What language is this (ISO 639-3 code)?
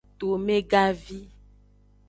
ajg